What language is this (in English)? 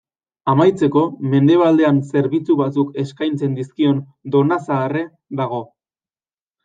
Basque